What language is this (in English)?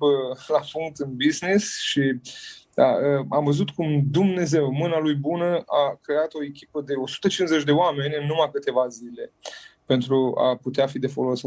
Romanian